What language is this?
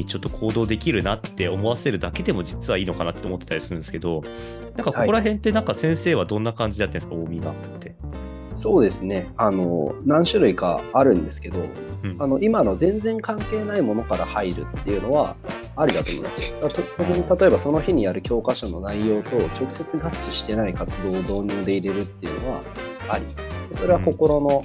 Japanese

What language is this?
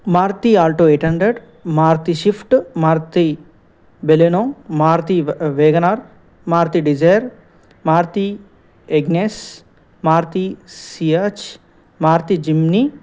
Telugu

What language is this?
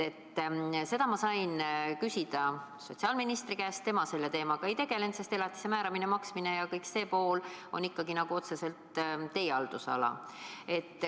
Estonian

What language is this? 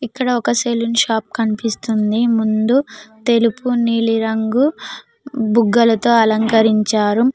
Telugu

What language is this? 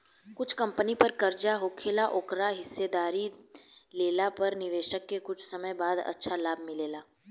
Bhojpuri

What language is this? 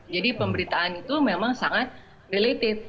Indonesian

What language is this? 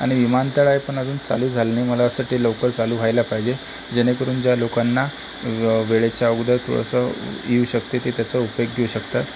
Marathi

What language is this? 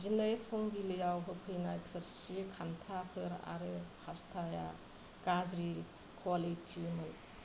Bodo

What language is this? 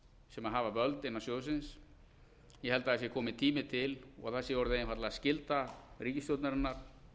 Icelandic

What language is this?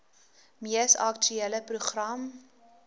Afrikaans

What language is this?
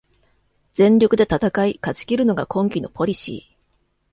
Japanese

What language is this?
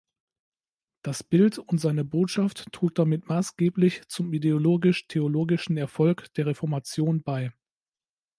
German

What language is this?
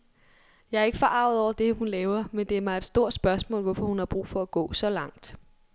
Danish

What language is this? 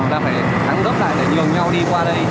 Vietnamese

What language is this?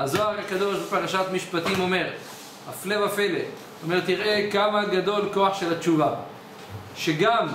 Hebrew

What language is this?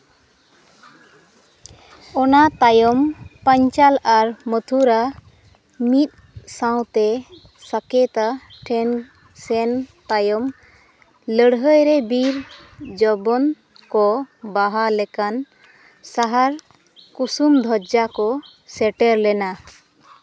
Santali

